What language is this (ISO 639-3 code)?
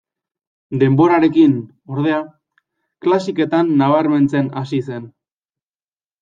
eus